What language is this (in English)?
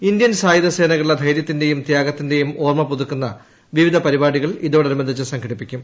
Malayalam